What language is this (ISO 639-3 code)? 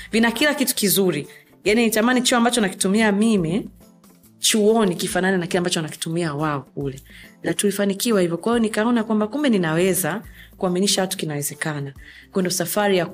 swa